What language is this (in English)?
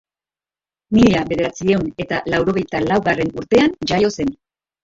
Basque